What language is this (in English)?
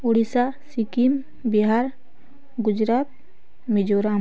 Odia